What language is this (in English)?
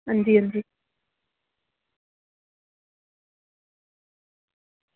Dogri